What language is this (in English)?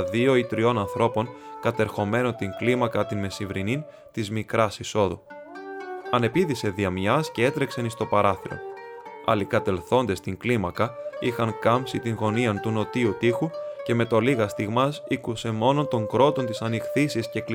Greek